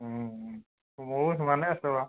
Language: Assamese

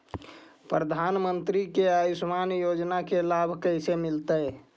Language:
Magahi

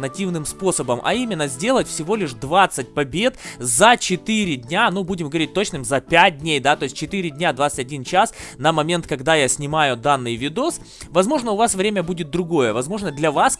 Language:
Russian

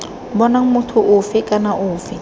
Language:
Tswana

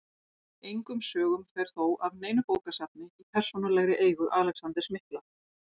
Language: Icelandic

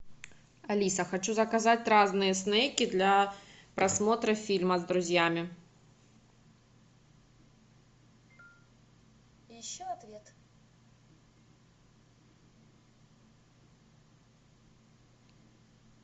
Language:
Russian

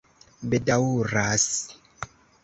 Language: Esperanto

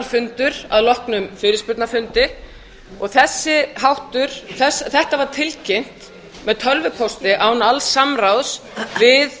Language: Icelandic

